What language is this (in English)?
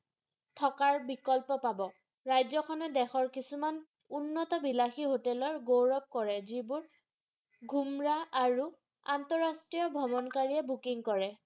Assamese